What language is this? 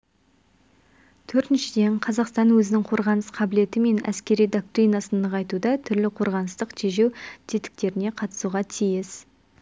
Kazakh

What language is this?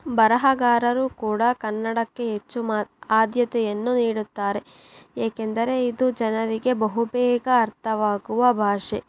Kannada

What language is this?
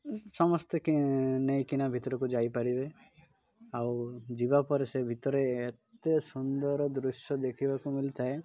Odia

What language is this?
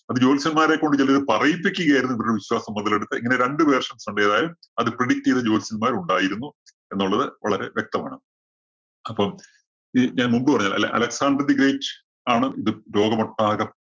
Malayalam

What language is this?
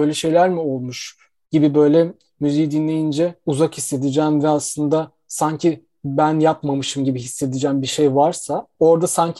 Turkish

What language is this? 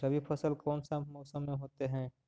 Magahi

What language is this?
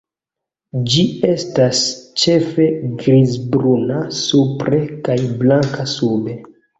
Esperanto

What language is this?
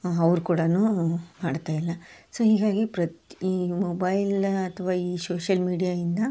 Kannada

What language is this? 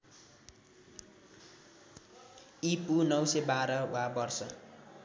Nepali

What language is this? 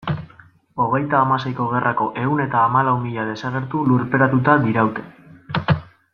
Basque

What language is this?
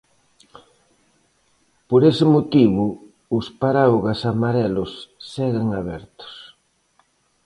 Galician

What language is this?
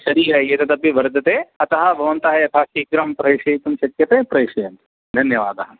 Sanskrit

